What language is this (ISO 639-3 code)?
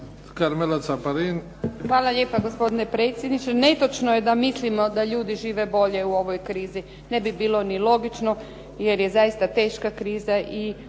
hrv